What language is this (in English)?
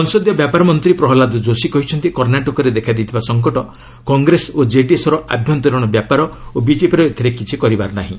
Odia